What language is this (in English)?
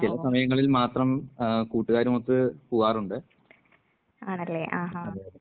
Malayalam